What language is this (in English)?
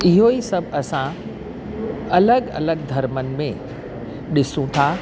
Sindhi